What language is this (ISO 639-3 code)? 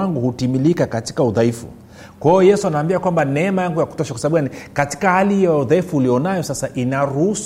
swa